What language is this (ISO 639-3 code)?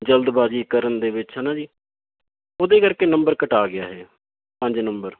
pan